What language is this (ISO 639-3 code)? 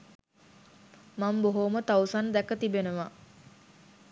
sin